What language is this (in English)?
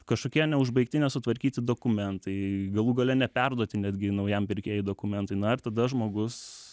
Lithuanian